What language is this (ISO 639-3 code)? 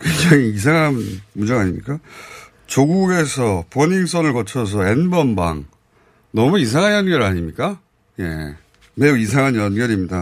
kor